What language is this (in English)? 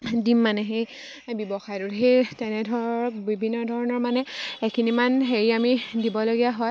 Assamese